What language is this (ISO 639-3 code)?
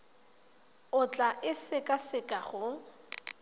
tsn